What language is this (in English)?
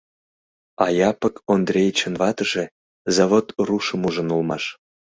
Mari